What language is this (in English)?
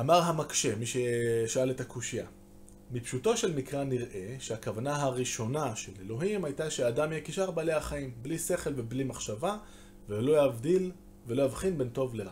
Hebrew